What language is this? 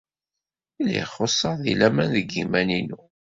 Kabyle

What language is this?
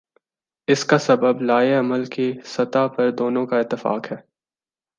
Urdu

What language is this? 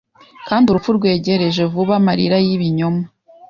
Kinyarwanda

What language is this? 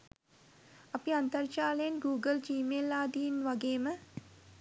Sinhala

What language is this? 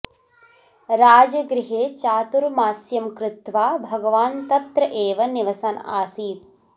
Sanskrit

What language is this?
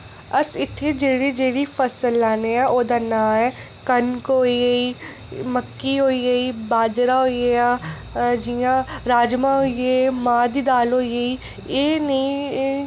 Dogri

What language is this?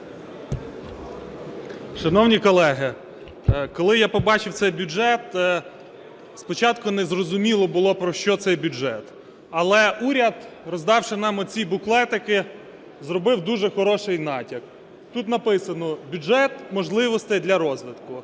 Ukrainian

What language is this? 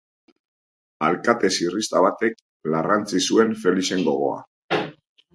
Basque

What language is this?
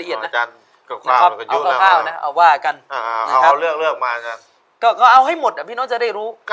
Thai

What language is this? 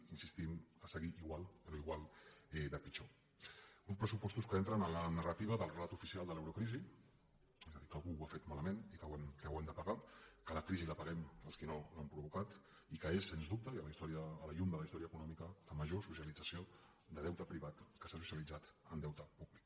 Catalan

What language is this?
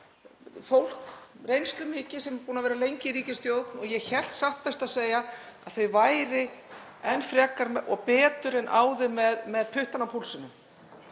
Icelandic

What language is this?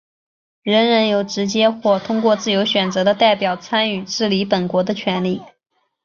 Chinese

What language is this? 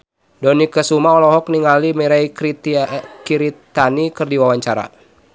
Sundanese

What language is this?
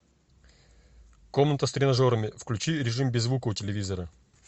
Russian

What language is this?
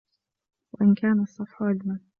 Arabic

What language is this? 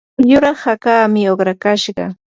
Yanahuanca Pasco Quechua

